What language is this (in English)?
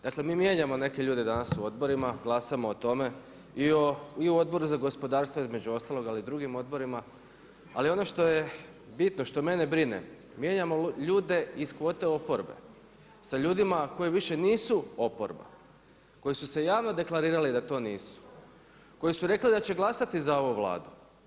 Croatian